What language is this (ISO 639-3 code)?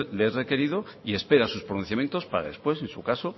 spa